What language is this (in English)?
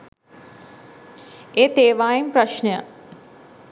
Sinhala